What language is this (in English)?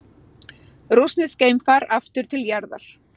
Icelandic